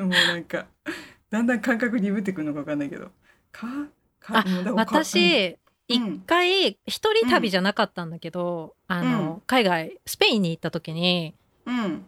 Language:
Japanese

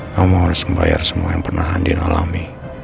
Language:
Indonesian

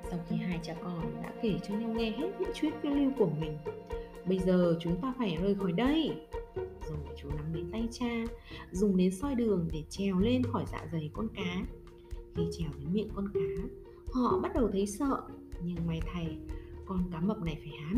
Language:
Vietnamese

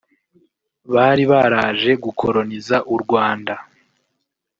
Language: Kinyarwanda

